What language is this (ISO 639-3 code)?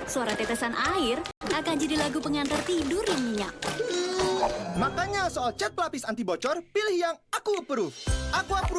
ind